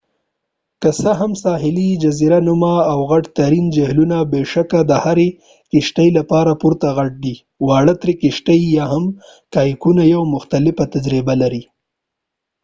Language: Pashto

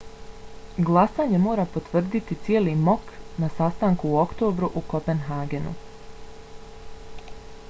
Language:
Bosnian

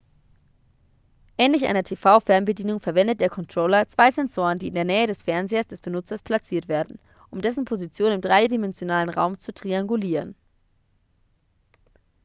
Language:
German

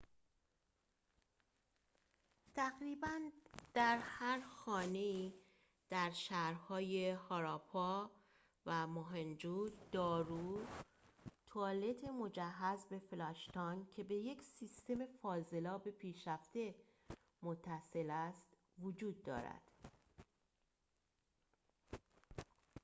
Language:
Persian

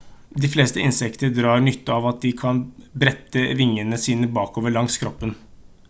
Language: Norwegian Bokmål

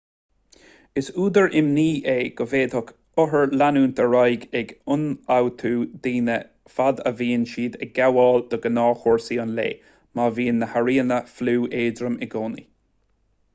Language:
Irish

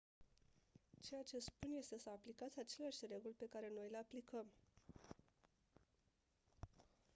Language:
Romanian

